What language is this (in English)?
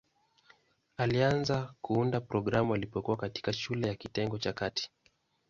Swahili